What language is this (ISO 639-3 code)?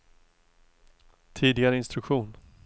swe